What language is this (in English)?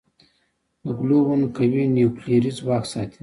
Pashto